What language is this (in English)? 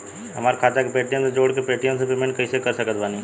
Bhojpuri